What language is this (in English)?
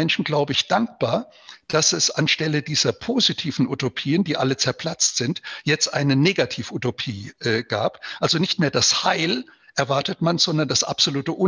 German